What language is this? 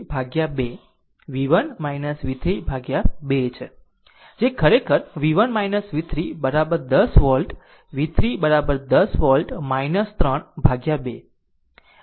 Gujarati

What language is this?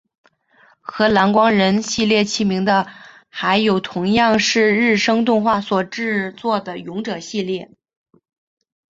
Chinese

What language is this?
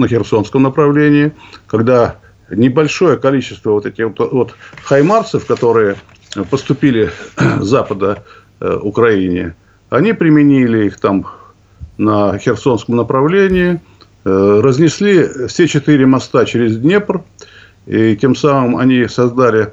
Russian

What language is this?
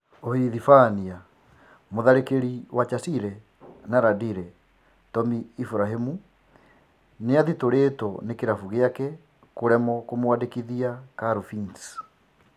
Kikuyu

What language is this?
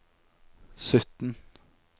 Norwegian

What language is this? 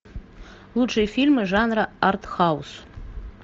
Russian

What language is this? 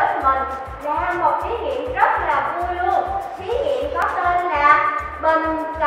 Vietnamese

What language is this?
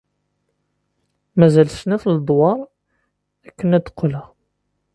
Kabyle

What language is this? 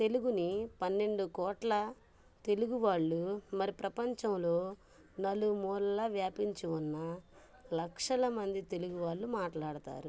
Telugu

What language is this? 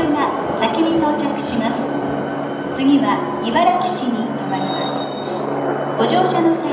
Japanese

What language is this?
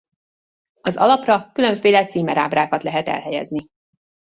Hungarian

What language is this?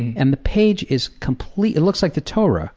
English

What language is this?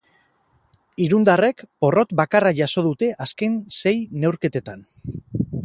Basque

